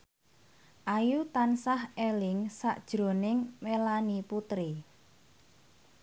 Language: Javanese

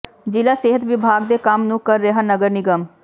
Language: Punjabi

